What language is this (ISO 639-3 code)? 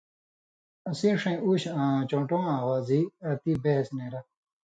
mvy